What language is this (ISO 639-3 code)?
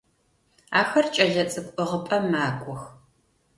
ady